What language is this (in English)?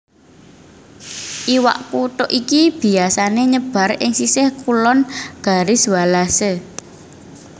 Javanese